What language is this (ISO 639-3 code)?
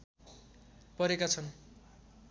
nep